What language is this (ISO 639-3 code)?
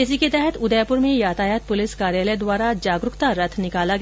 hin